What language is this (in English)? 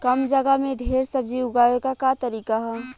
Bhojpuri